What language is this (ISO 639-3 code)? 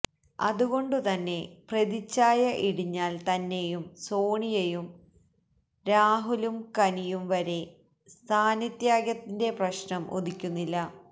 mal